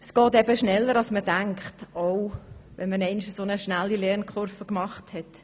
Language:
Swiss German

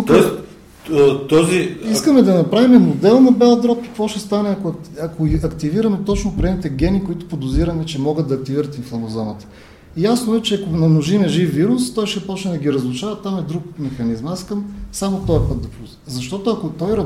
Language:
Bulgarian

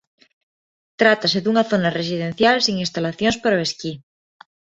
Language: Galician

